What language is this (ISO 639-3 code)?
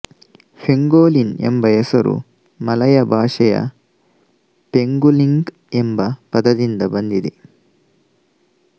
kan